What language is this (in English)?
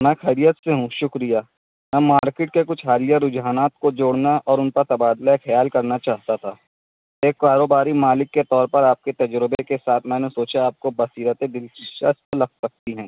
Urdu